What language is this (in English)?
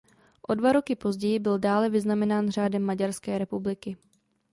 Czech